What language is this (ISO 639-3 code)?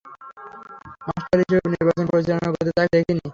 ben